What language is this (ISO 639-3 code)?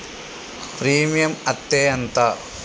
tel